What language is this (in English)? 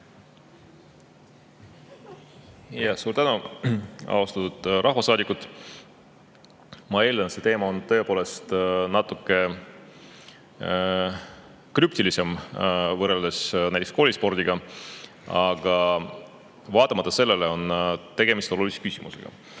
Estonian